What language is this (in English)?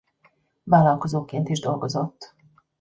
Hungarian